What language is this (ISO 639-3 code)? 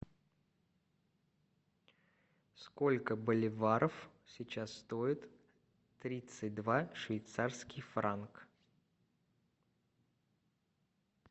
rus